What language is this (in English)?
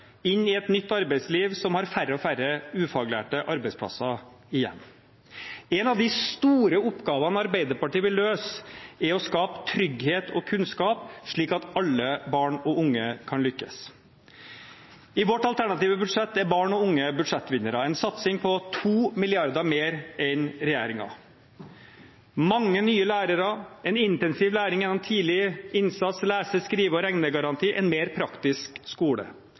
Norwegian Bokmål